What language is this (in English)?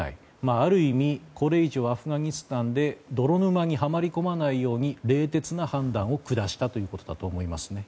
Japanese